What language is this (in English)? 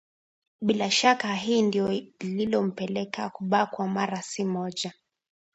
Swahili